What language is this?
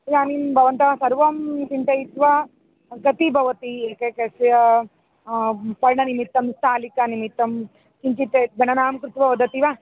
Sanskrit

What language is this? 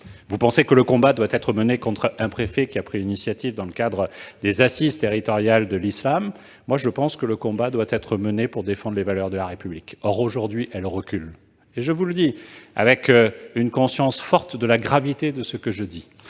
French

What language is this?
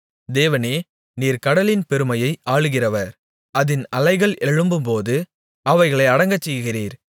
Tamil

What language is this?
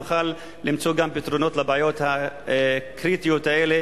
Hebrew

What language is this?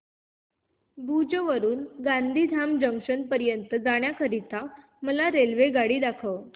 Marathi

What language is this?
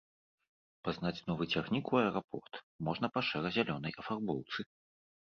Belarusian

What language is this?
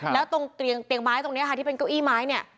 Thai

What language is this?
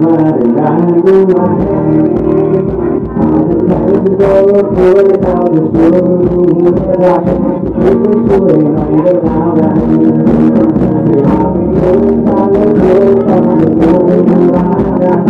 Thai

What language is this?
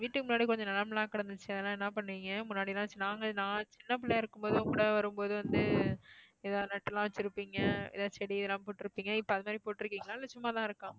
Tamil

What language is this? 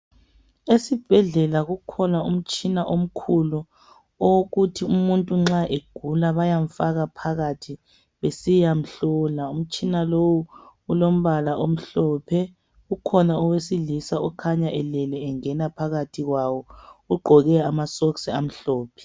North Ndebele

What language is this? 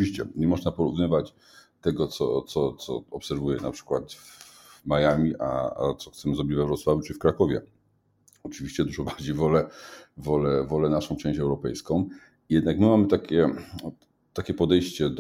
Polish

